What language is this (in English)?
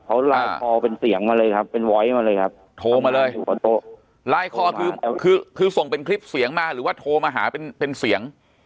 Thai